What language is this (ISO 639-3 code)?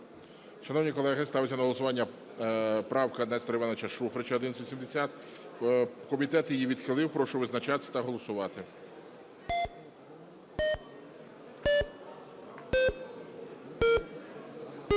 ukr